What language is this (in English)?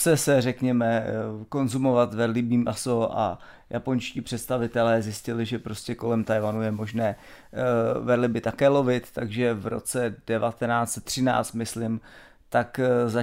Czech